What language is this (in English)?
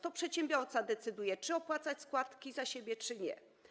Polish